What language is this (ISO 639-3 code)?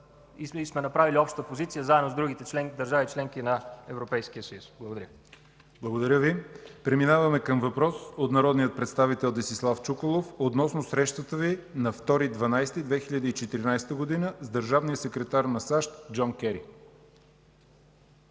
bul